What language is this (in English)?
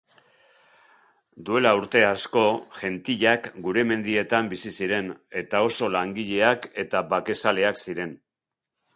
Basque